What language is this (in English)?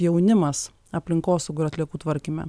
Lithuanian